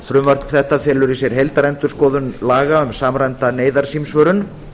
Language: Icelandic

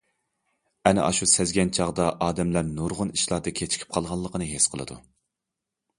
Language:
Uyghur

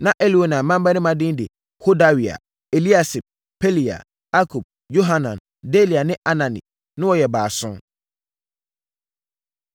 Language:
Akan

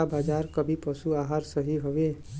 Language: Bhojpuri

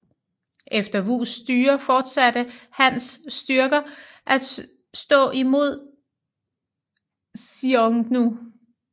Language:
Danish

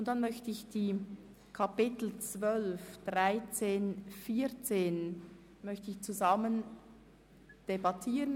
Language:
Swiss German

